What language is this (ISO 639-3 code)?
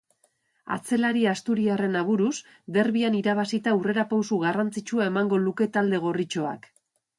eus